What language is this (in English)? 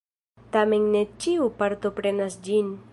Esperanto